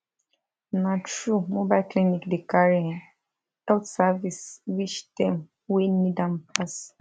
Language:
Nigerian Pidgin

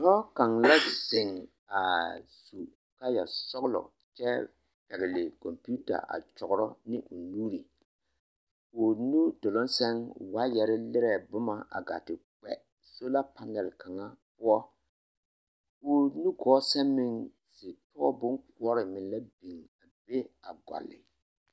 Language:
Southern Dagaare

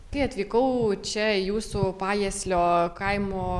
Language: Lithuanian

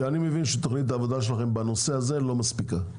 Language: Hebrew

